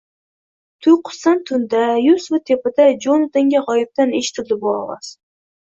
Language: Uzbek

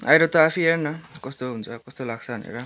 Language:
Nepali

